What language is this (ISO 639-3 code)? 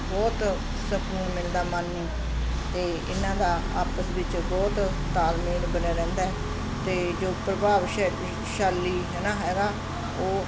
pan